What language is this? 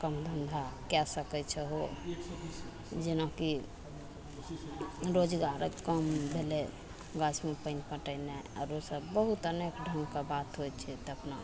Maithili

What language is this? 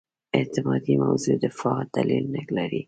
Pashto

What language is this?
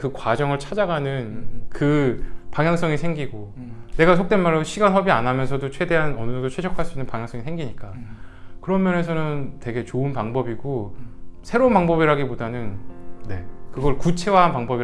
Korean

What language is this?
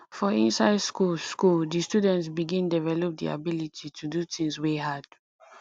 Nigerian Pidgin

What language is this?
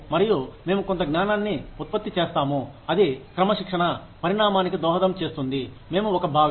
Telugu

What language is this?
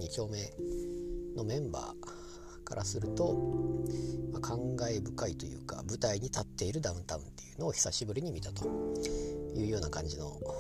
Japanese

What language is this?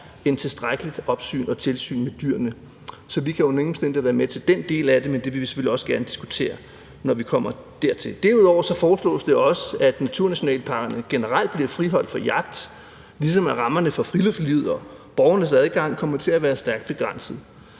Danish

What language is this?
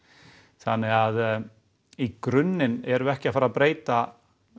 Icelandic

